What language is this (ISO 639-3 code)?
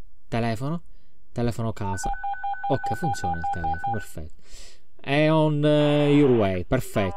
ita